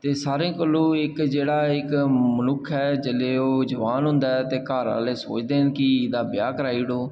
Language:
Dogri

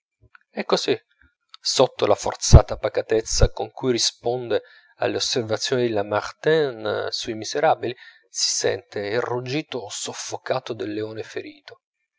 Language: Italian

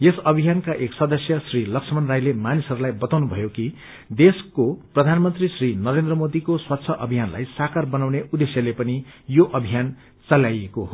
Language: Nepali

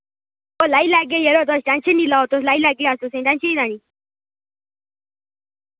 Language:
Dogri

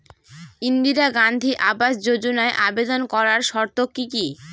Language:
Bangla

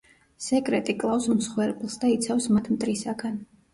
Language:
Georgian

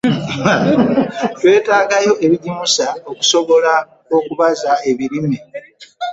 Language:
Ganda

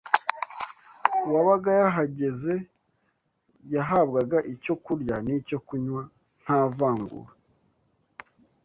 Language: Kinyarwanda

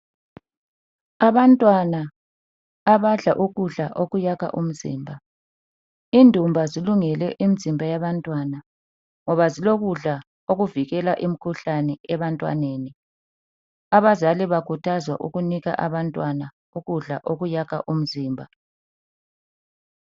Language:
North Ndebele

